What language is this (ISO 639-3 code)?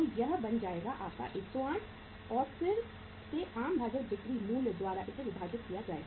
hin